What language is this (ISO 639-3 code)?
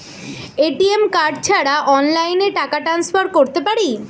ben